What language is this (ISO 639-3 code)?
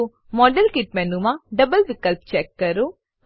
guj